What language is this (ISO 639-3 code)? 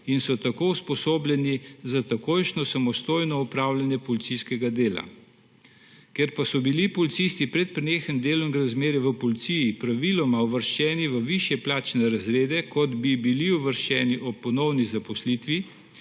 slv